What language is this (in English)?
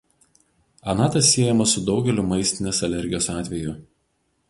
Lithuanian